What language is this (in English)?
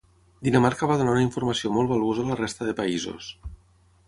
Catalan